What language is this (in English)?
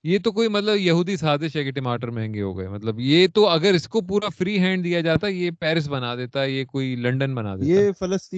Urdu